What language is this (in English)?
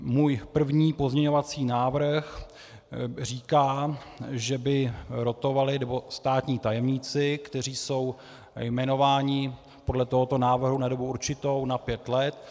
Czech